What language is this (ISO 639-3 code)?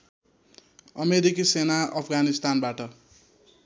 nep